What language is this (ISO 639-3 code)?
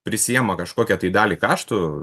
lit